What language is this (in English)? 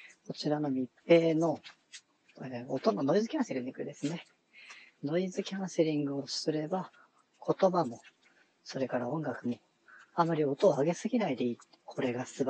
Japanese